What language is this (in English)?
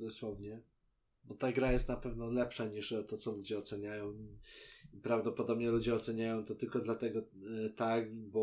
Polish